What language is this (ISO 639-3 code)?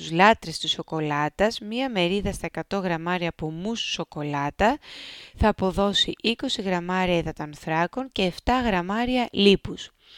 ell